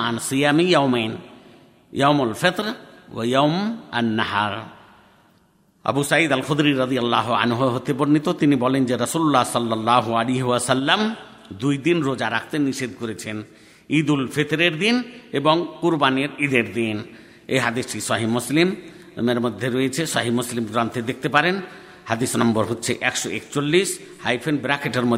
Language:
Bangla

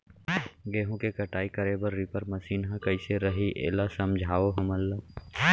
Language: Chhattisgarhi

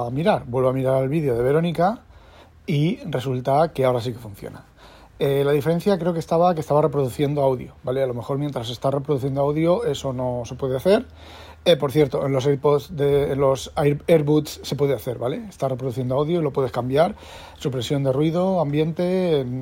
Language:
Spanish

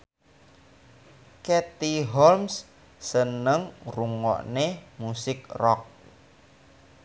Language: Javanese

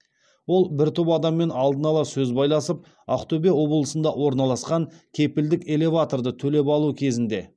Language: Kazakh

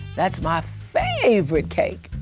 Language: English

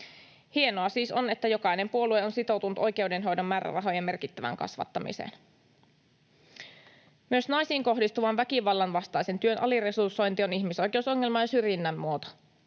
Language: Finnish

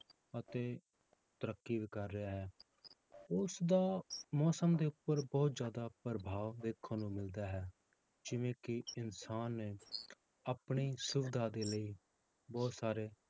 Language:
Punjabi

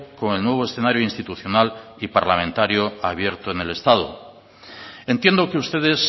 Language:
Spanish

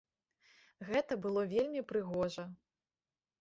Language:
Belarusian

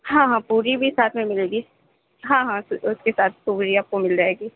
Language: Urdu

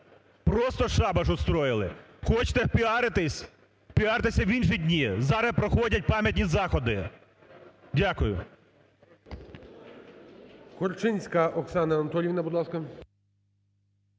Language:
Ukrainian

